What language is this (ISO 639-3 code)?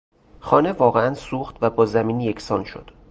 fas